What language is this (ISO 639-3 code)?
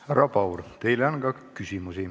est